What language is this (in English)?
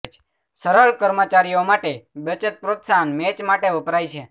Gujarati